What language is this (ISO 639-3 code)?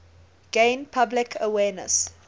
eng